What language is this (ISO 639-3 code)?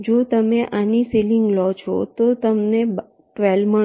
guj